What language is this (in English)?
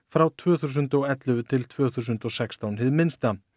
Icelandic